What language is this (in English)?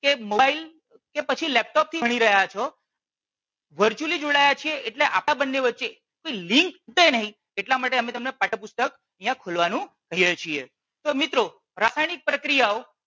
Gujarati